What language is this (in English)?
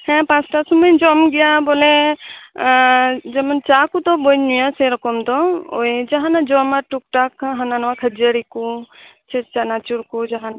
Santali